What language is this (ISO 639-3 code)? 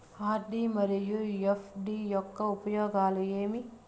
tel